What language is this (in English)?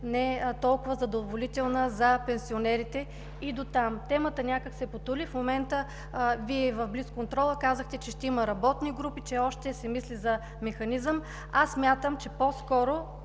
Bulgarian